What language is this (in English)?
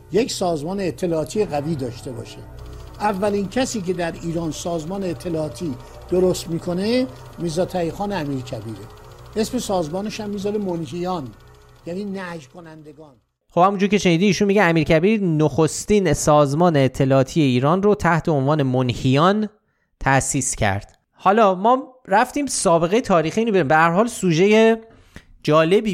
Persian